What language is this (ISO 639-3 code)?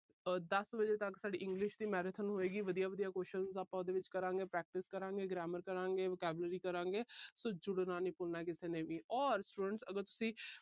pan